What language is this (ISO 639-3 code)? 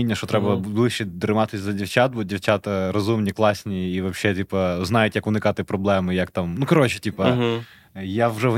ukr